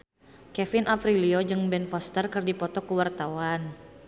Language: Sundanese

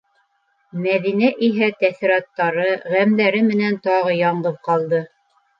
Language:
Bashkir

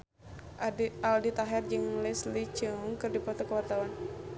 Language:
Sundanese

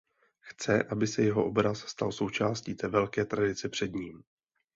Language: Czech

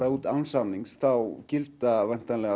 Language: Icelandic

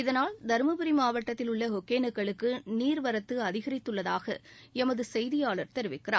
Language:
Tamil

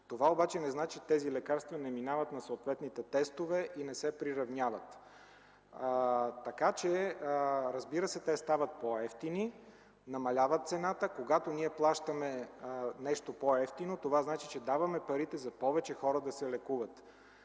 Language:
Bulgarian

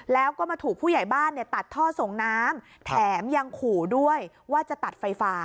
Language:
Thai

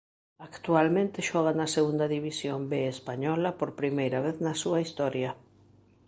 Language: Galician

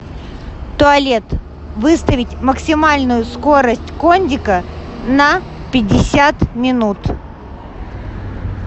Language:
Russian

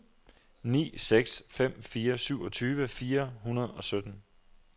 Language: Danish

